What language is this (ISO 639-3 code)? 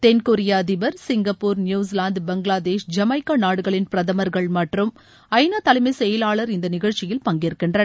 tam